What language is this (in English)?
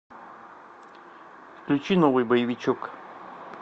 Russian